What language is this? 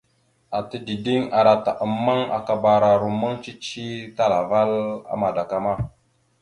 Mada (Cameroon)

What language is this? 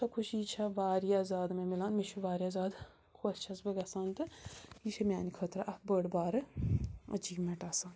Kashmiri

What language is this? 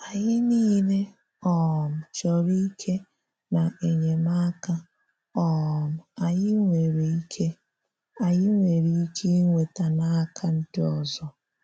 Igbo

